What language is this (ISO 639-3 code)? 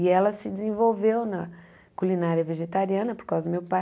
por